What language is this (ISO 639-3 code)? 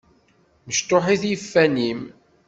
kab